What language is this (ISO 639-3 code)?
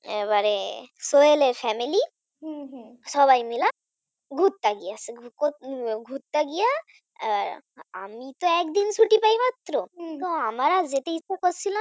ben